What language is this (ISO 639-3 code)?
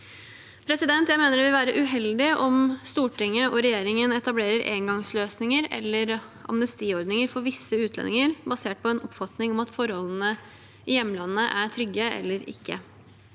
nor